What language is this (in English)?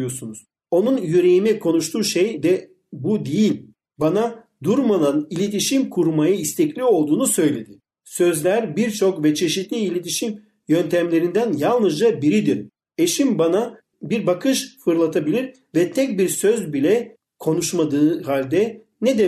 Turkish